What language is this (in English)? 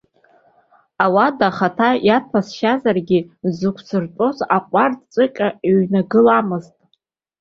Abkhazian